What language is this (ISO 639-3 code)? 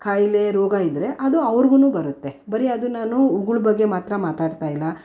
kan